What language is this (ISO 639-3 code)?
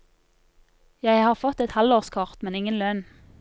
nor